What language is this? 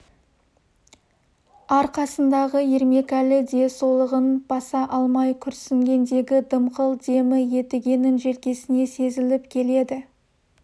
Kazakh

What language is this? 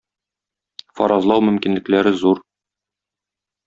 Tatar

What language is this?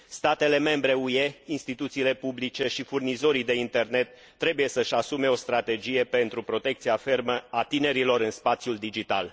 Romanian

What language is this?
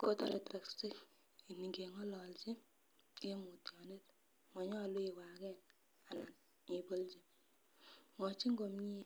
Kalenjin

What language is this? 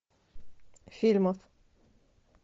Russian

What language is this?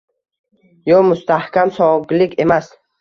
Uzbek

